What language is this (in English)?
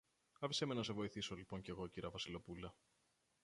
Greek